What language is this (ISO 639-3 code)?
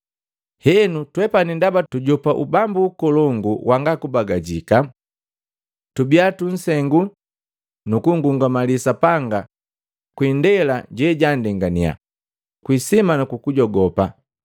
mgv